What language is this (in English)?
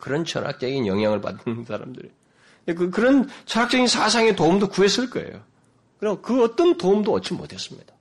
Korean